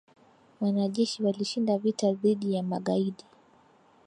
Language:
Swahili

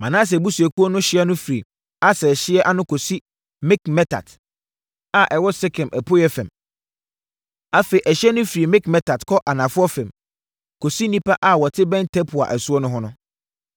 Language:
Akan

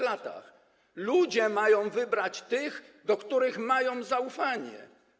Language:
Polish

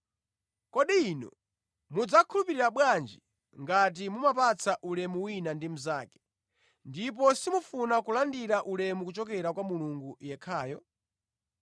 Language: Nyanja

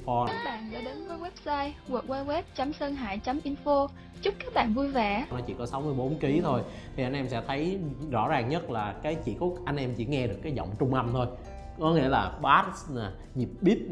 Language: Vietnamese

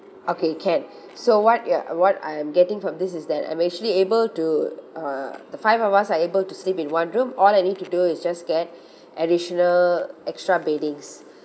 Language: English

